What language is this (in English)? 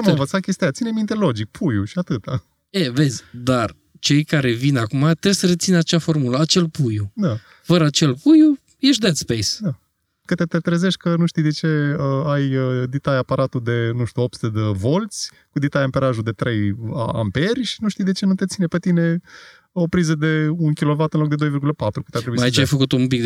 Romanian